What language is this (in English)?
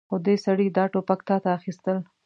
Pashto